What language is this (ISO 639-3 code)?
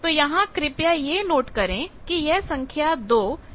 hin